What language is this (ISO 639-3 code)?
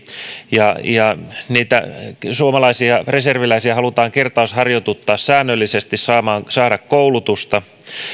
fin